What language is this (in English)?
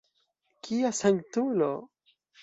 Esperanto